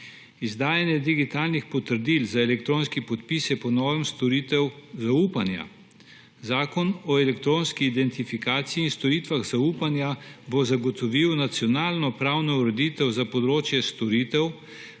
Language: Slovenian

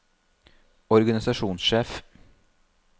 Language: Norwegian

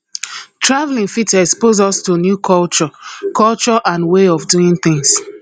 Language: Nigerian Pidgin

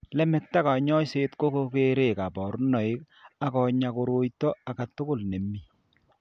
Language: Kalenjin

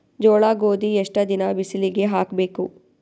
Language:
Kannada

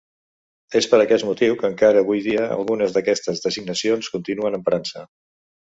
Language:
Catalan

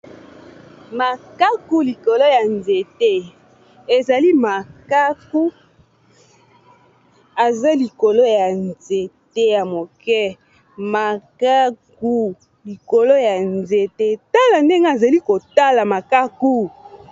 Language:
Lingala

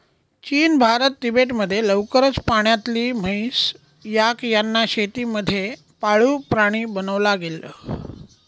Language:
Marathi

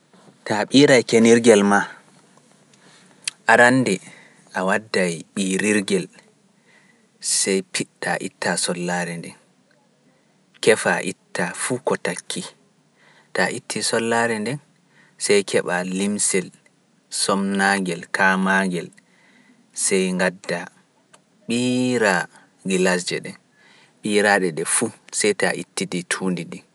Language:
Pular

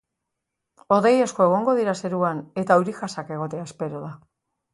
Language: Basque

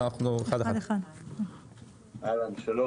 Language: Hebrew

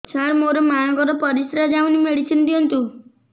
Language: Odia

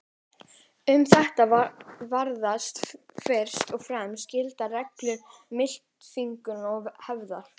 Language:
Icelandic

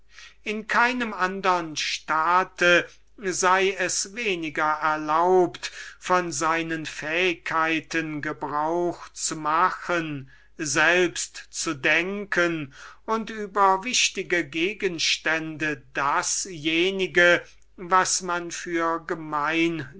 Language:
German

